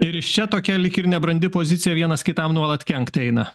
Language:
Lithuanian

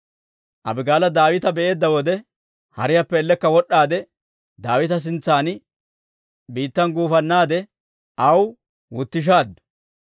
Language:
Dawro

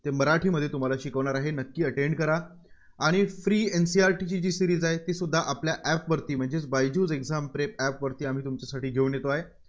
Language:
Marathi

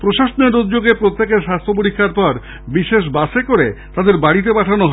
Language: Bangla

